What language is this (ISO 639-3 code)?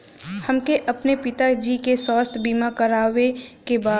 bho